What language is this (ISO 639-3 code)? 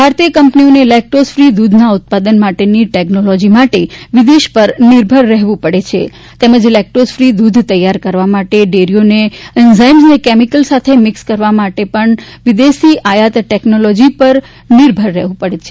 guj